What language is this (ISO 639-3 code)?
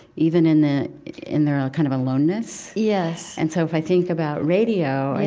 eng